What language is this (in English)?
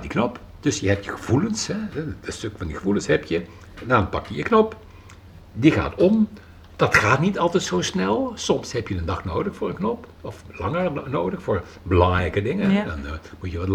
Dutch